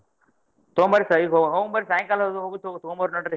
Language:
Kannada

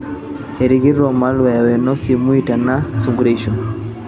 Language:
Masai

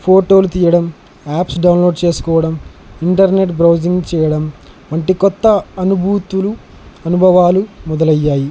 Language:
Telugu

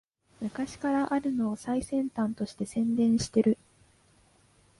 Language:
Japanese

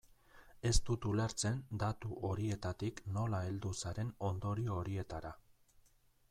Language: Basque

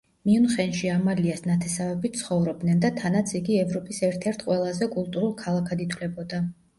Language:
Georgian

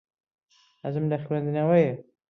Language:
Central Kurdish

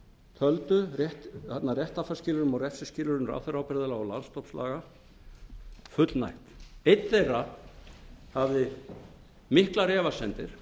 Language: Icelandic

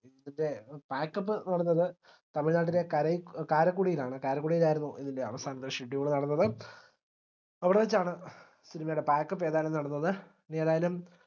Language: Malayalam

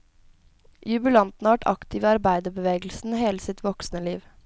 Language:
Norwegian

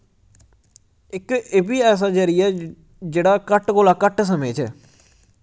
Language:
Dogri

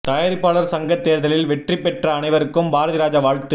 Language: Tamil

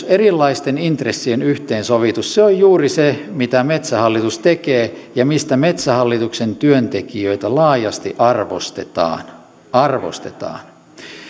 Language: Finnish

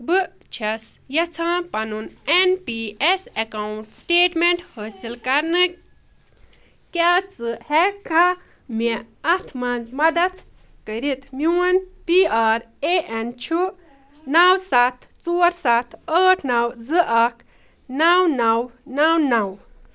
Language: Kashmiri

